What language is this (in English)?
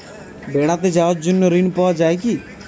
Bangla